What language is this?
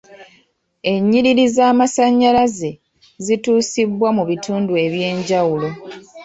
Ganda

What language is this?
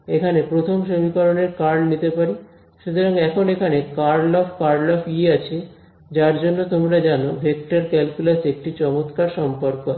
Bangla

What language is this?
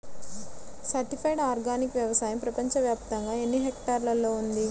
Telugu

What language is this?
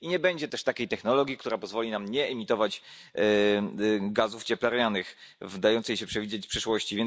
Polish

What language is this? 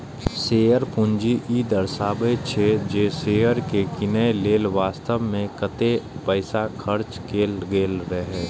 Maithili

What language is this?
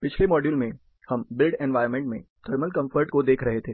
Hindi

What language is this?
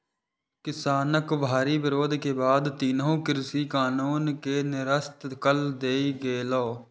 Maithili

